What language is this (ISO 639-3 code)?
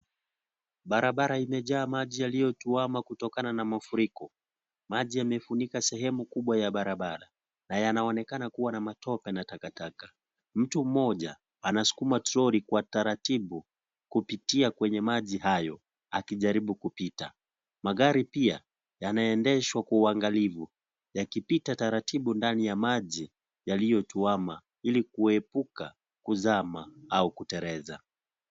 swa